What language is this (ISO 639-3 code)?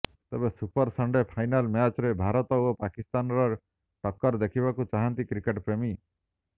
ori